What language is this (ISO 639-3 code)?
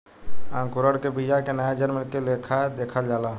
bho